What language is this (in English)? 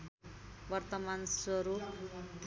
Nepali